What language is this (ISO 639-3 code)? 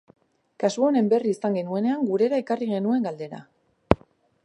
eus